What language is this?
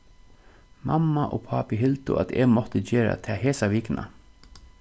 Faroese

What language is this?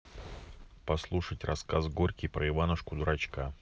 Russian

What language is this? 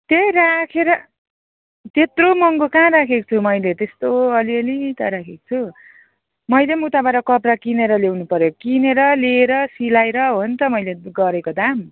Nepali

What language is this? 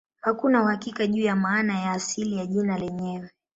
Swahili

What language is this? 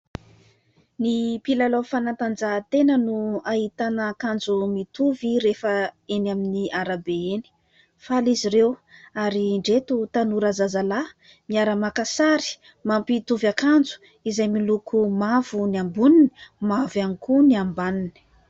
Malagasy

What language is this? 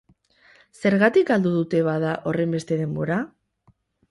Basque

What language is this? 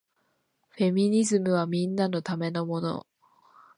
Japanese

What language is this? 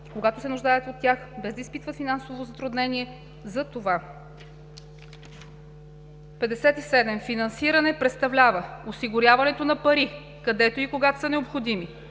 Bulgarian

